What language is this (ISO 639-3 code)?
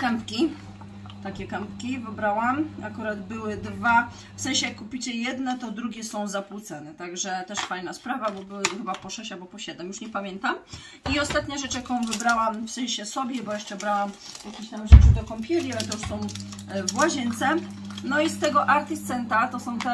pol